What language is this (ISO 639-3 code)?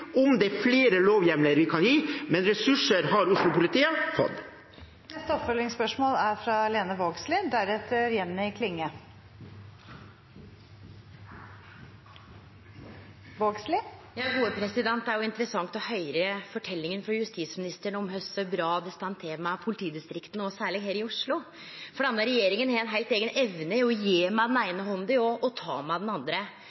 nor